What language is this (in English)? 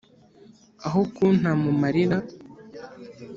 Kinyarwanda